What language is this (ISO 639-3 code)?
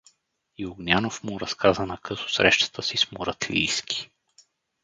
bul